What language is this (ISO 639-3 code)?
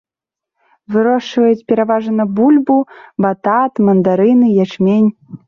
bel